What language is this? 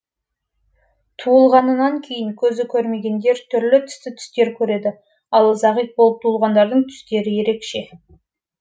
Kazakh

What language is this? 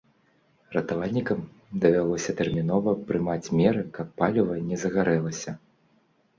Belarusian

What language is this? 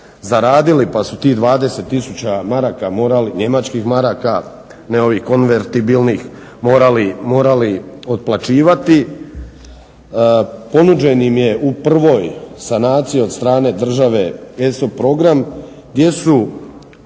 Croatian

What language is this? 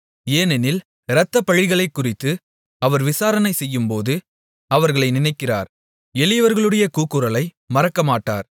Tamil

